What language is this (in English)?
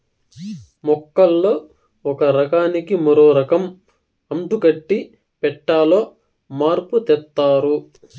Telugu